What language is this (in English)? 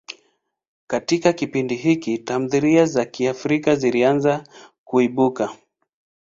Swahili